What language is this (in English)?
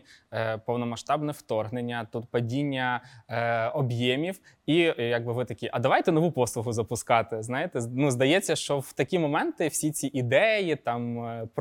Ukrainian